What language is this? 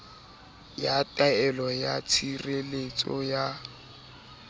Southern Sotho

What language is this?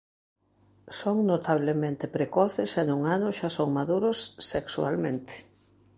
Galician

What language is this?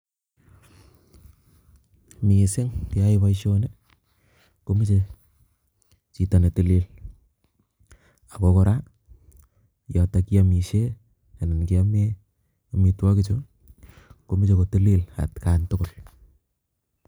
Kalenjin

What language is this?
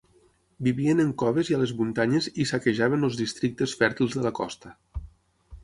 Catalan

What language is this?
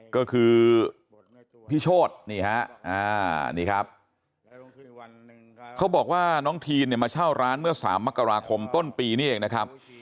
Thai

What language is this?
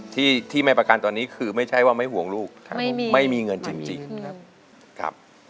Thai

